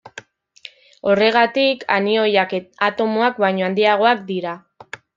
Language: Basque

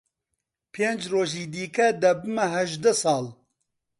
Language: Central Kurdish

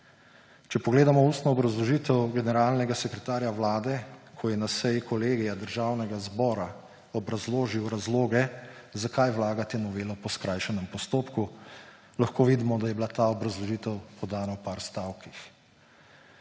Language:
Slovenian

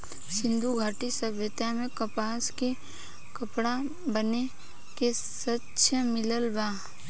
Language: Bhojpuri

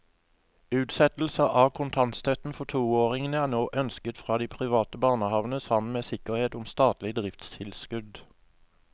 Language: Norwegian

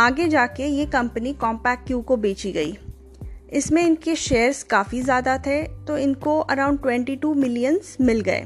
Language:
Hindi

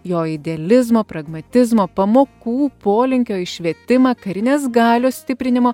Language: Lithuanian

